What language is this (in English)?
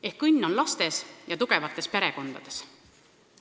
Estonian